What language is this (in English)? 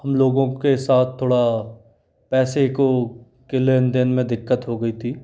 Hindi